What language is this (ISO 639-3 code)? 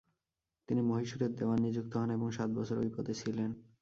ben